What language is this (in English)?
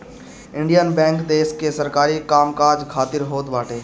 Bhojpuri